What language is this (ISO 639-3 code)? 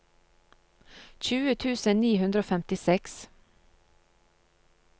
nor